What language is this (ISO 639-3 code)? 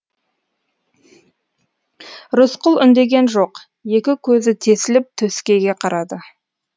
kaz